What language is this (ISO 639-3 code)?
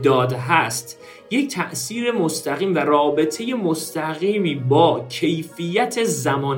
fas